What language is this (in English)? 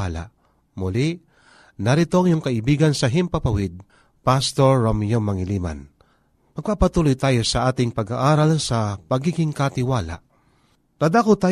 Filipino